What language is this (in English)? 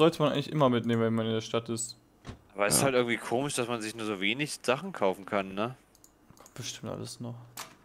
German